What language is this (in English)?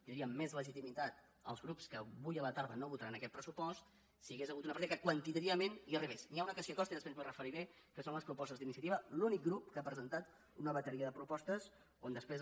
Catalan